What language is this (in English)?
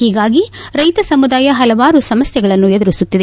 Kannada